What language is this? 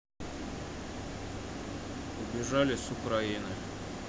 Russian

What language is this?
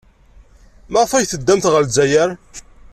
Kabyle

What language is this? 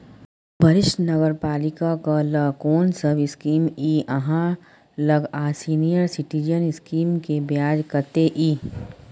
Maithili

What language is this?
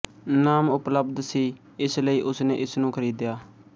Punjabi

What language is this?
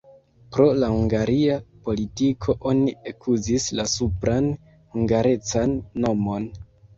Esperanto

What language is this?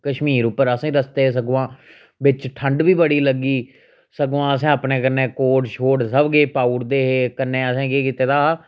Dogri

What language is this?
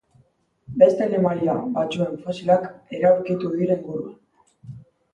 Basque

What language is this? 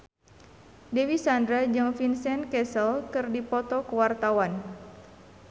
Sundanese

